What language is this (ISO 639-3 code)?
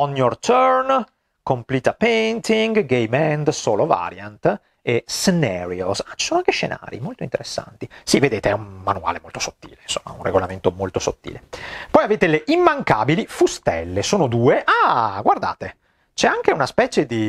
ita